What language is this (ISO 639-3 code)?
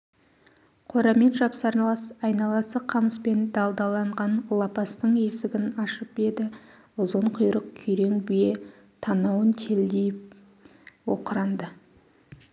kaz